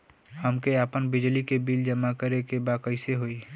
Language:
Bhojpuri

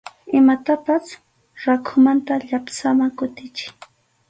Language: Arequipa-La Unión Quechua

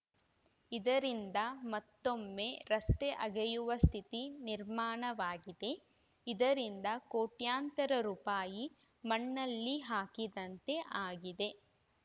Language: Kannada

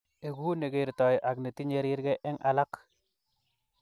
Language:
Kalenjin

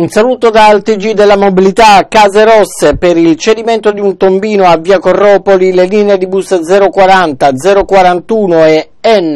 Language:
Italian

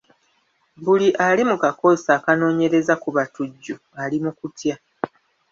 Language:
Ganda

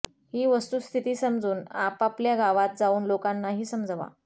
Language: Marathi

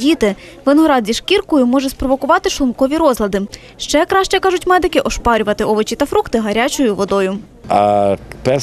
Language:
Ukrainian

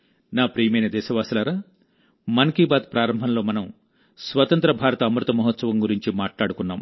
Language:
Telugu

